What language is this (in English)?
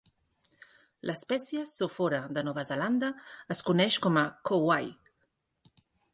Catalan